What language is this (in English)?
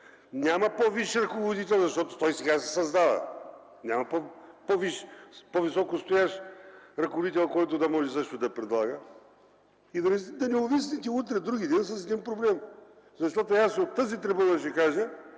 Bulgarian